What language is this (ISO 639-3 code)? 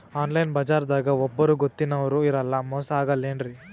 kan